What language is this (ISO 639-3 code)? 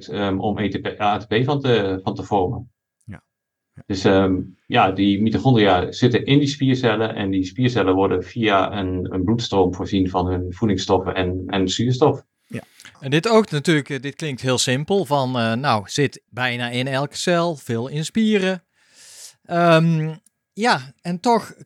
nld